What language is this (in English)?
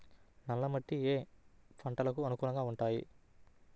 Telugu